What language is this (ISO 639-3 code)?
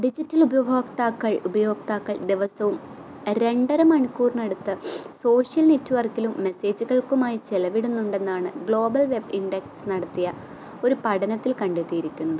mal